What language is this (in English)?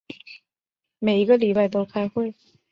Chinese